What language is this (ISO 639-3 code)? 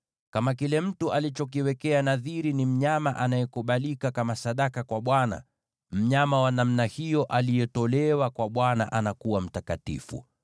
swa